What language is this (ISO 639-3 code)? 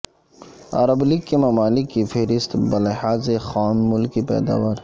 urd